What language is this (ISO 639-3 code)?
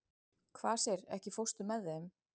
isl